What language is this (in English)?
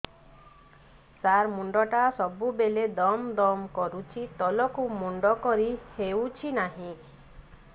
Odia